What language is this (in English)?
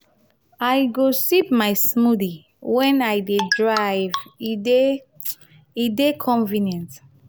Nigerian Pidgin